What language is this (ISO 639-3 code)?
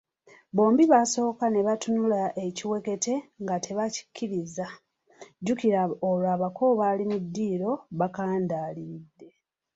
lug